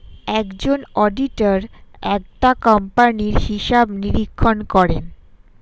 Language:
Bangla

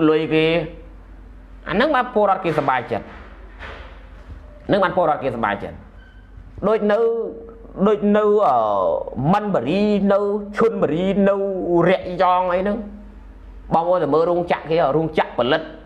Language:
Thai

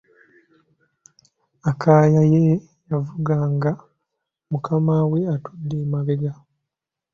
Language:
Ganda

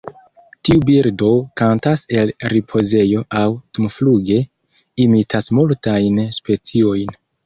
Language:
Esperanto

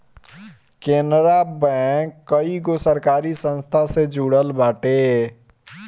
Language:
Bhojpuri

